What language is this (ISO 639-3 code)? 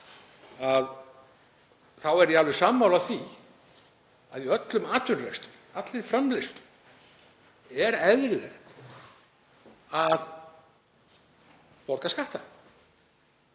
isl